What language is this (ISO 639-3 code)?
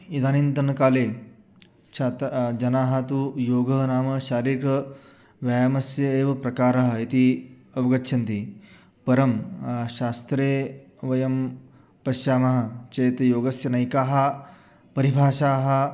san